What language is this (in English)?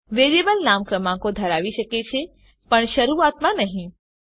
Gujarati